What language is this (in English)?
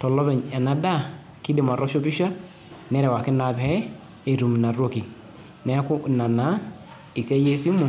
Masai